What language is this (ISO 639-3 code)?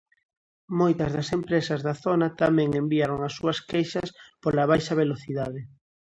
glg